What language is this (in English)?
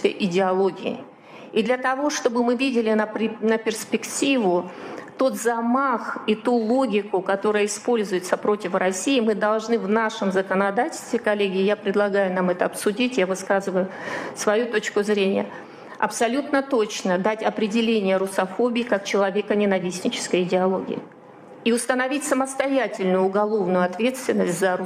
Russian